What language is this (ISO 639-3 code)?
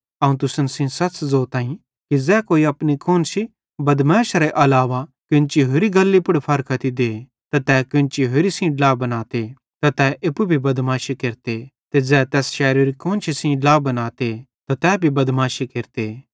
bhd